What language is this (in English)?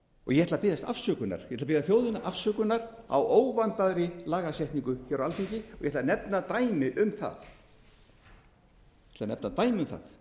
Icelandic